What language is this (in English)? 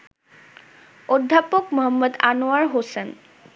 Bangla